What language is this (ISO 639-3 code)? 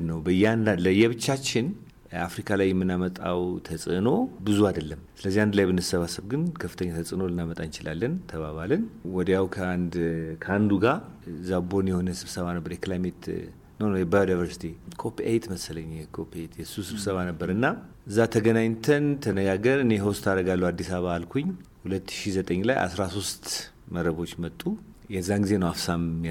amh